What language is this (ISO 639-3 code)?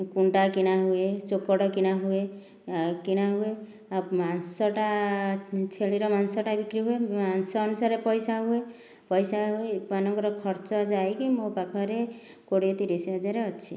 ori